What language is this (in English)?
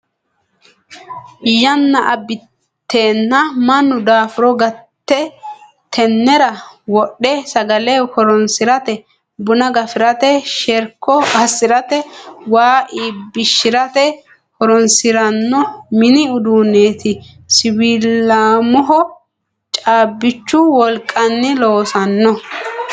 Sidamo